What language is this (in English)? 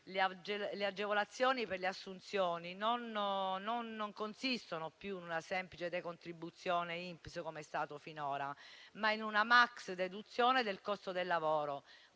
Italian